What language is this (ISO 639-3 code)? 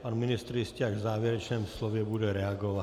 ces